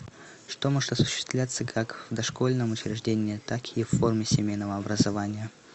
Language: Russian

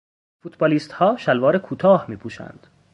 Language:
Persian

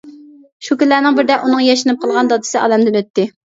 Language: Uyghur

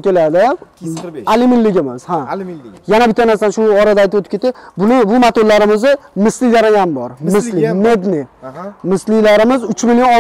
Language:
Turkish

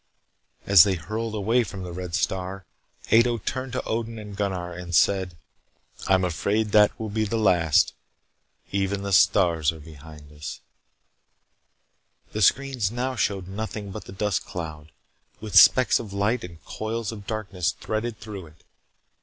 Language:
English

